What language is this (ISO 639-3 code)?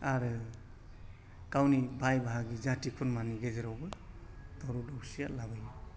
brx